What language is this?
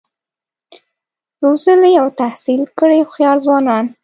Pashto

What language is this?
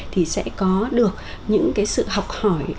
Vietnamese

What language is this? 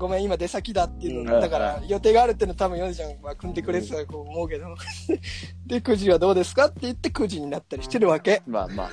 Japanese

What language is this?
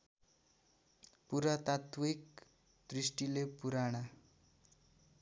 Nepali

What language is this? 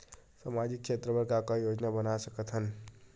Chhattisgarhi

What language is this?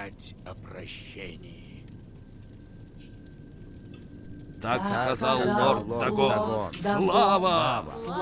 Russian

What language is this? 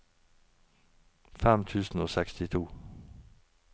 Norwegian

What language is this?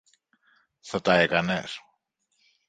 Greek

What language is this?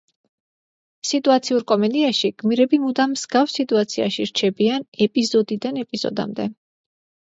Georgian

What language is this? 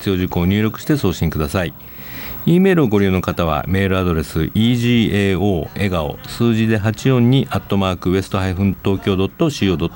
Japanese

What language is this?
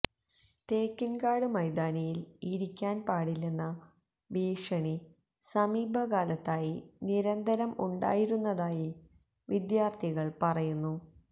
Malayalam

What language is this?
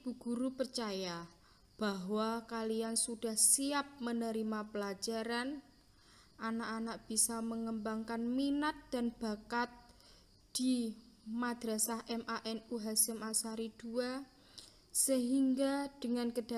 Indonesian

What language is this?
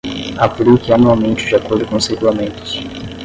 Portuguese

